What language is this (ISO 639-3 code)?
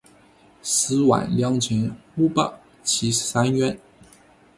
zho